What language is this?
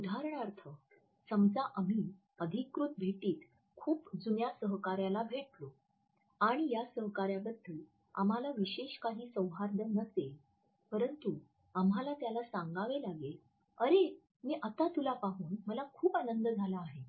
Marathi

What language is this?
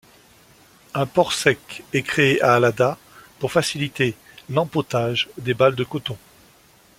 French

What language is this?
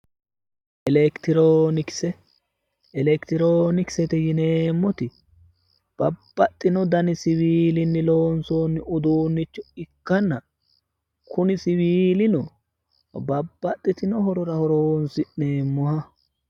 Sidamo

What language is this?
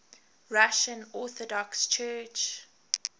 English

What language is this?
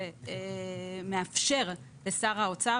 Hebrew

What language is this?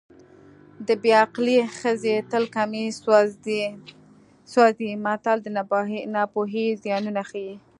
Pashto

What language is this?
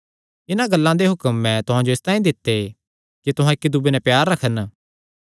Kangri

